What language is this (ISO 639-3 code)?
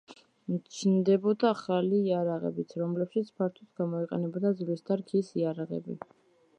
kat